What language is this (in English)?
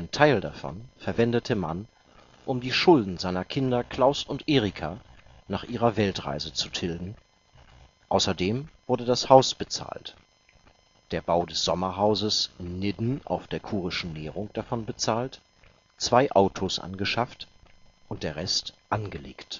German